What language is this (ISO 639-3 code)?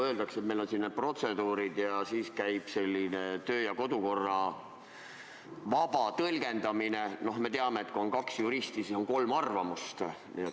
est